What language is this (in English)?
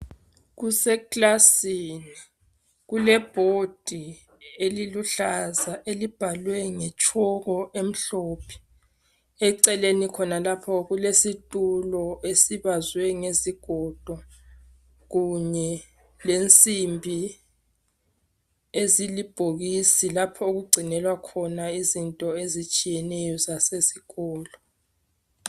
North Ndebele